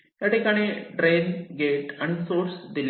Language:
Marathi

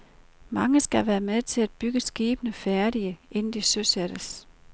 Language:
Danish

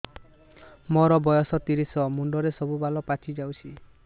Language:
Odia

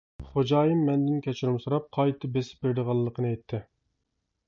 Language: Uyghur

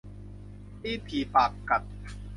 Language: Thai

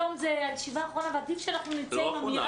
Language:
Hebrew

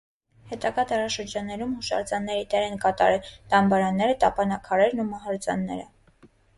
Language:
Armenian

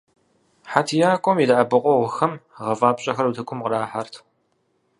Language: Kabardian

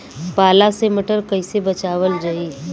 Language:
Bhojpuri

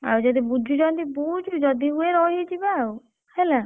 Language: Odia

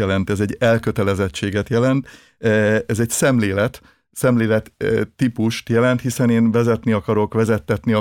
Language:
Hungarian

